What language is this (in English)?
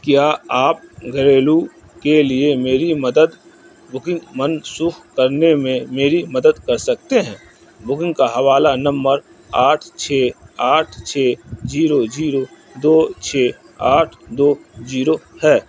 Urdu